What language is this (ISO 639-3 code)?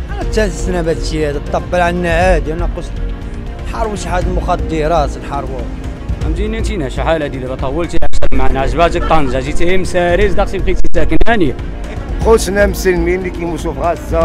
ara